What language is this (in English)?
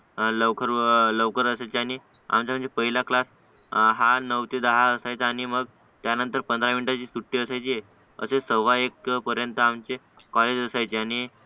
Marathi